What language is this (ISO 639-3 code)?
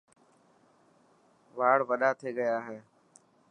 mki